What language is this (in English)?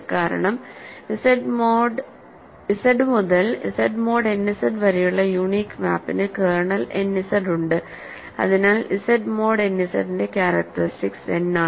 Malayalam